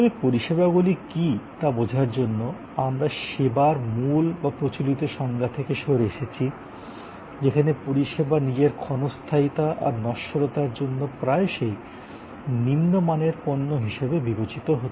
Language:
Bangla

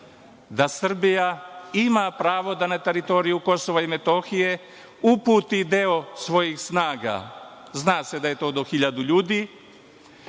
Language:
Serbian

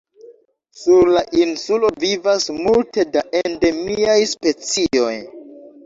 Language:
Esperanto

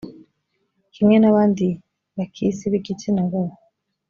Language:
Kinyarwanda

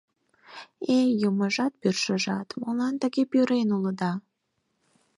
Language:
Mari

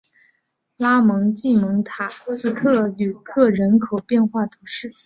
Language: Chinese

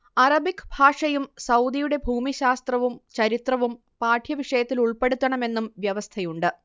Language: Malayalam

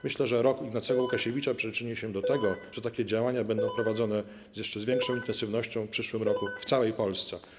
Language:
Polish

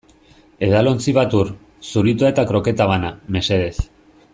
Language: Basque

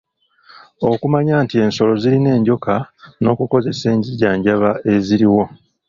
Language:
Ganda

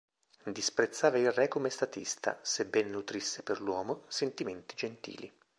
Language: Italian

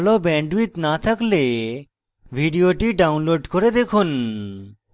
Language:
Bangla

